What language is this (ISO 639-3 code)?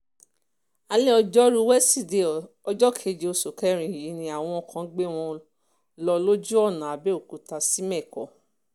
yor